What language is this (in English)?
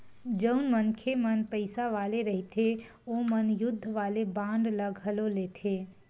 Chhattisgarhi